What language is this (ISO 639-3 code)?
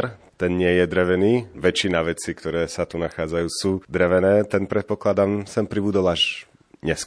slk